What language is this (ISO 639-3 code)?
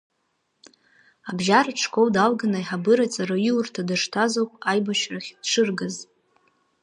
abk